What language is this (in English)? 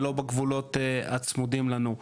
Hebrew